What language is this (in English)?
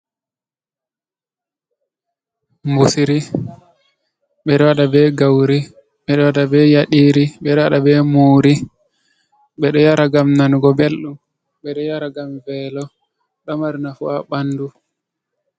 Fula